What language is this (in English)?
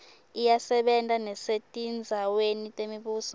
Swati